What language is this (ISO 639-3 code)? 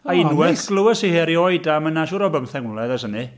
cym